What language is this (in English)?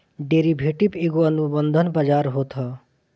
Bhojpuri